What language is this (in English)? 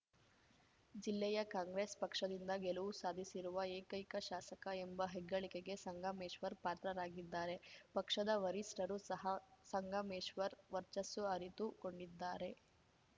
Kannada